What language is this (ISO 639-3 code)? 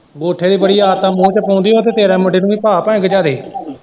pan